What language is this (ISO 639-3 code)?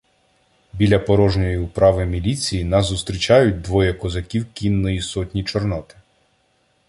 ukr